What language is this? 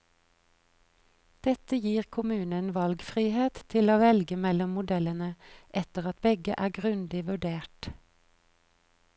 Norwegian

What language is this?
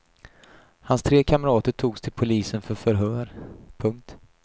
Swedish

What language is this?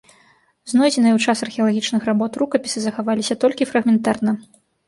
Belarusian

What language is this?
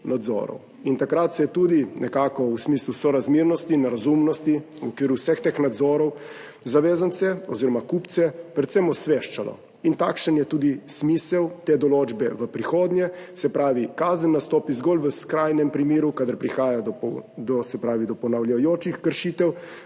Slovenian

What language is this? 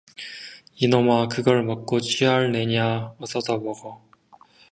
Korean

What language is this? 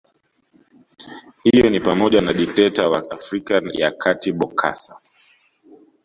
Swahili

